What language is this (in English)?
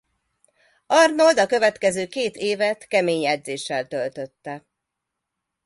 Hungarian